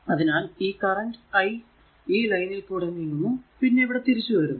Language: Malayalam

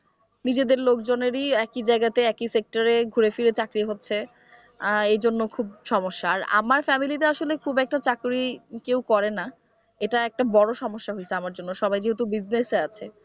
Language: Bangla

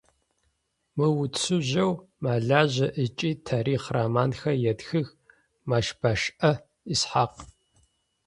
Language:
Adyghe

